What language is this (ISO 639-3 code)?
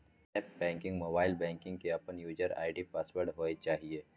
mai